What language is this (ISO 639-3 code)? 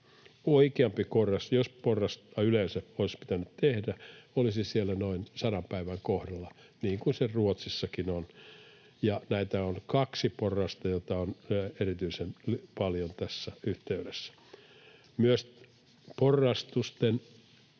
fin